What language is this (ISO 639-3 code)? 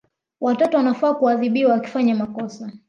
swa